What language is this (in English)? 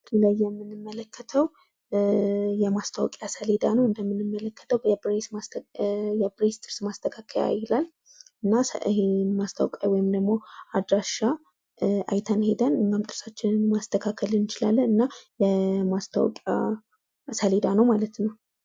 Amharic